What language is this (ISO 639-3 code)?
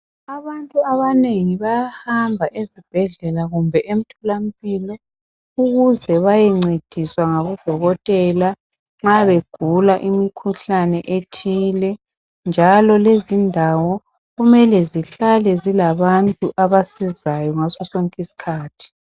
nde